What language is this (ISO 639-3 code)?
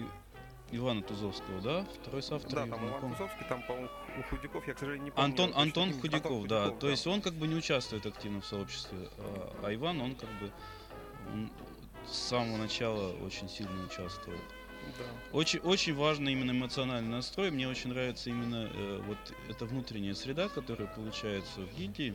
rus